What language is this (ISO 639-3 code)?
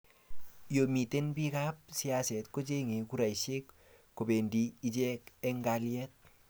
kln